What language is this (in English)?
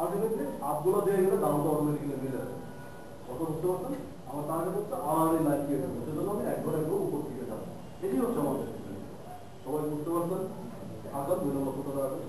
Turkish